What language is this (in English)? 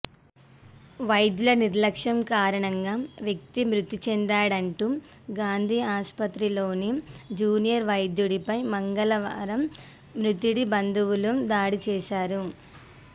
Telugu